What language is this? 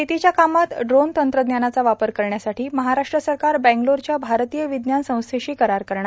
Marathi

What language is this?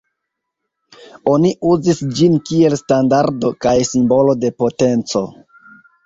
Esperanto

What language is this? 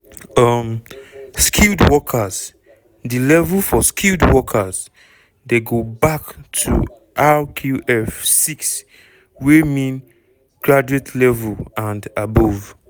Nigerian Pidgin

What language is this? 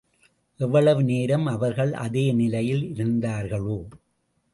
Tamil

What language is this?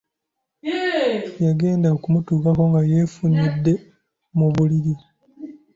Ganda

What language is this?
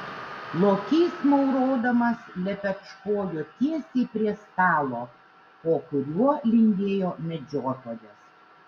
Lithuanian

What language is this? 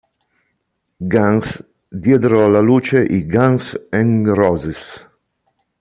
Italian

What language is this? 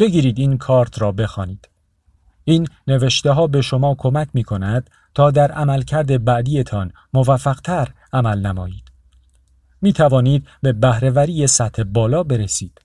Persian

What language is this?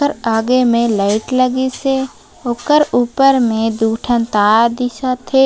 Chhattisgarhi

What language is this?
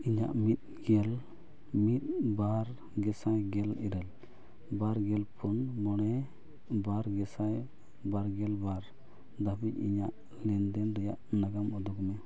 Santali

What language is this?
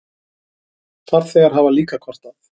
Icelandic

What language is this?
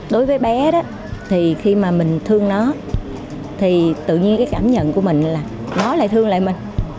Vietnamese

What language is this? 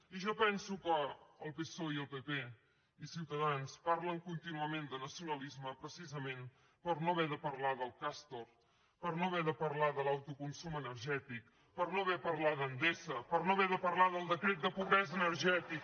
Catalan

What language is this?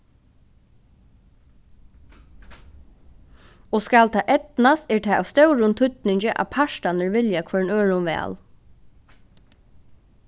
Faroese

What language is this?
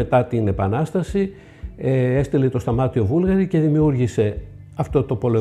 Greek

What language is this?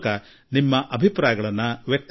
Kannada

